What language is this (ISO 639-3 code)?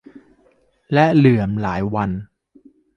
tha